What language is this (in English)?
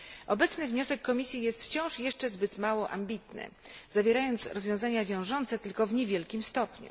Polish